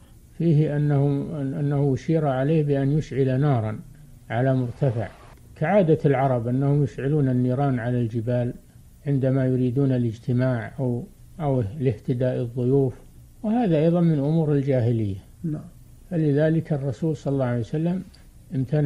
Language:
Arabic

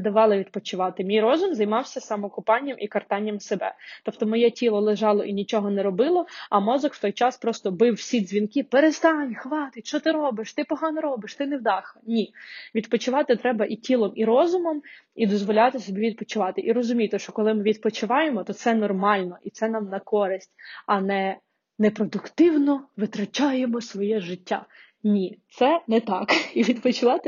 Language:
Ukrainian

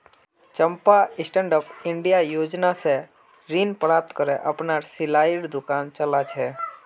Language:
Magahi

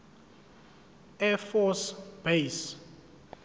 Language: Zulu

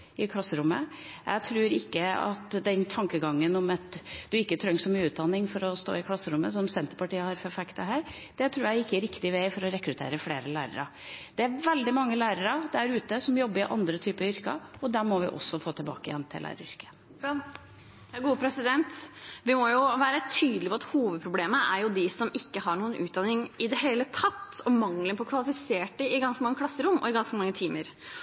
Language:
Norwegian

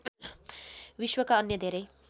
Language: Nepali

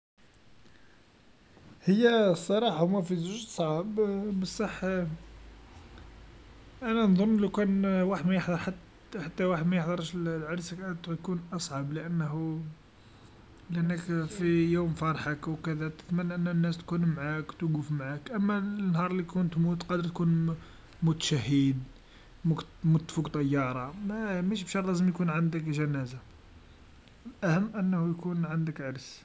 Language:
Algerian Arabic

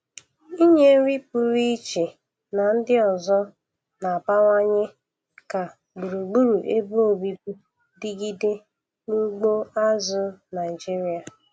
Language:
Igbo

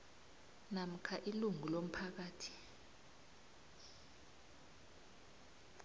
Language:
South Ndebele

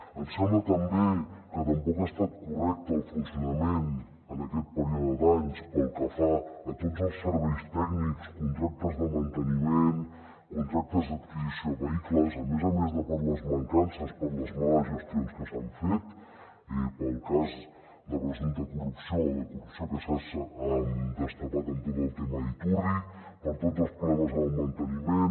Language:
Catalan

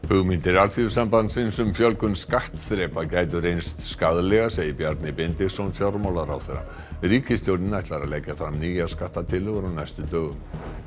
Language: Icelandic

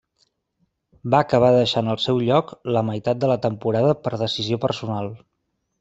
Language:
Catalan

